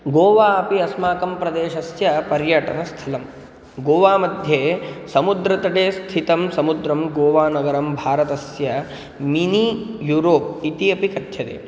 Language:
Sanskrit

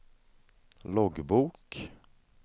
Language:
Swedish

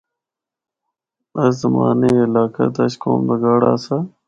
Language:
Northern Hindko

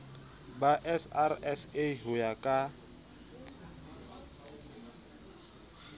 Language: Southern Sotho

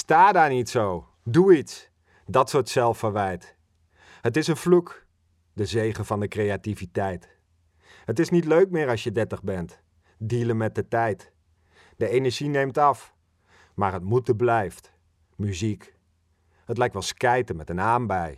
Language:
Dutch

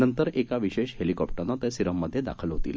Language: Marathi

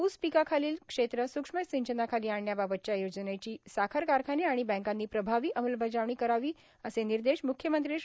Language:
Marathi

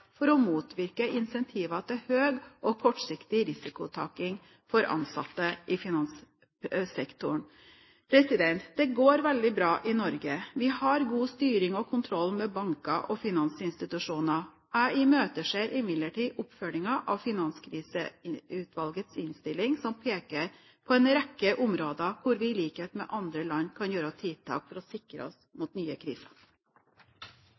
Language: Norwegian Bokmål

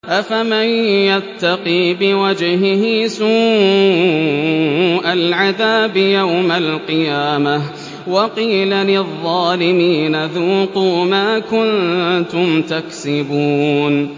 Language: Arabic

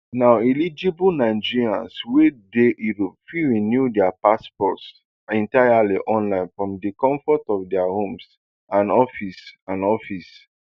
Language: Nigerian Pidgin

